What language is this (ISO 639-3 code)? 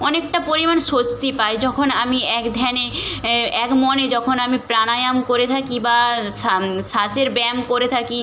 ben